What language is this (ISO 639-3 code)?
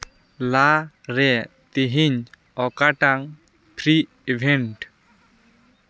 sat